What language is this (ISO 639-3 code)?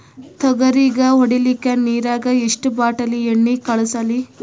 kan